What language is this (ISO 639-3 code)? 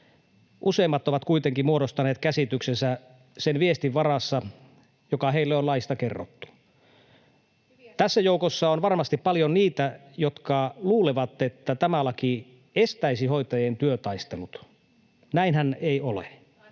fin